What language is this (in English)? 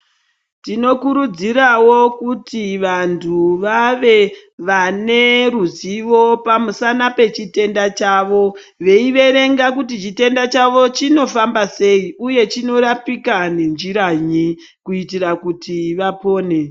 Ndau